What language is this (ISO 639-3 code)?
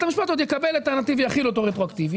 heb